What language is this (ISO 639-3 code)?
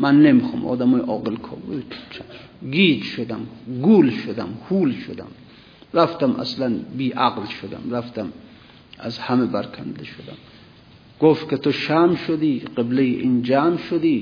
fas